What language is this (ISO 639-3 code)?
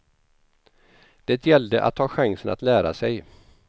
swe